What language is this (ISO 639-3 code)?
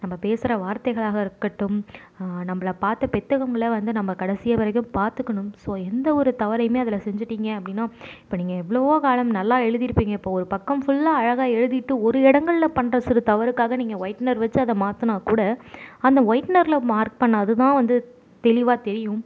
tam